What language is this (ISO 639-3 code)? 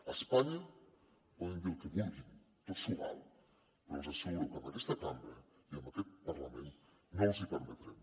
cat